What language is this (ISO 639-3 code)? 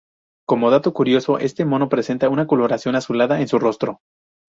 spa